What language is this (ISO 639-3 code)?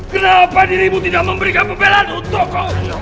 ind